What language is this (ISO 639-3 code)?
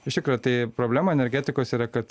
lit